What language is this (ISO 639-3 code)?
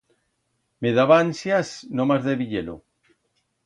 arg